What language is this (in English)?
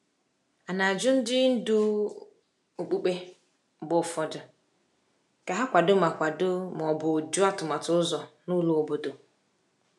Igbo